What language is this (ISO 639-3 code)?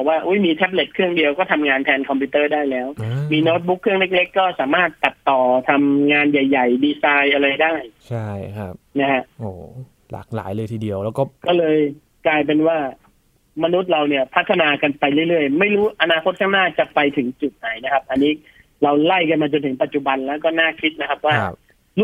tha